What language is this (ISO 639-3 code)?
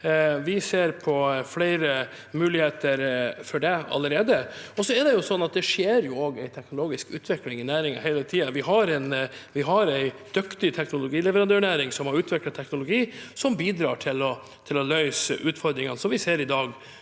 nor